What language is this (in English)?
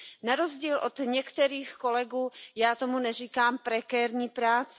Czech